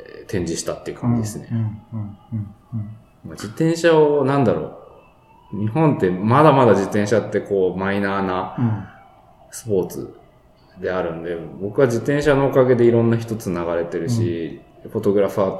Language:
Japanese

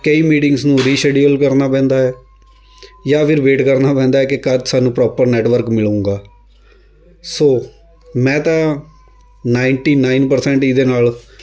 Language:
Punjabi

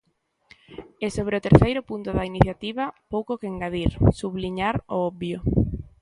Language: Galician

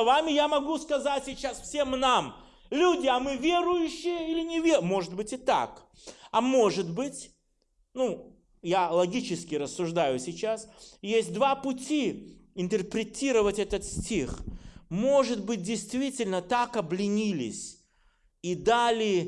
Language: Russian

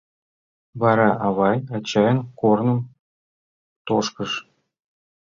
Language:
Mari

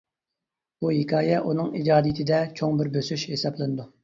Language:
Uyghur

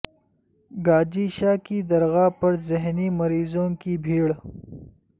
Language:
Urdu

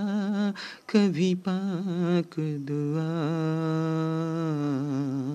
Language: Bangla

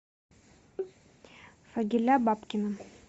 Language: Russian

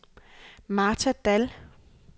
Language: Danish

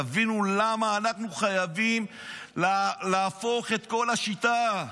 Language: Hebrew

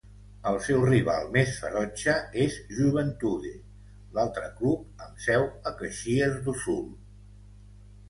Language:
Catalan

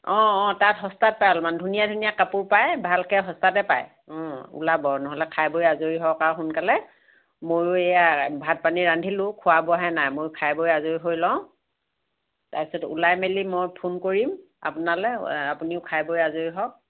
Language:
Assamese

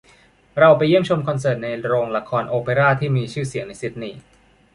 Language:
Thai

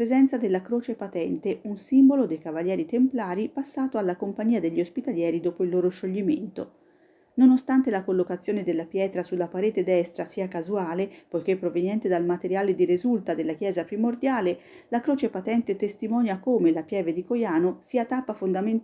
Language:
Italian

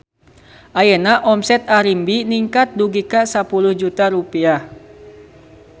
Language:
Sundanese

